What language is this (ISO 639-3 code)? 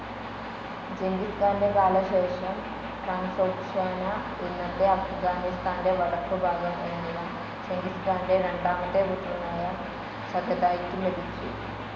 mal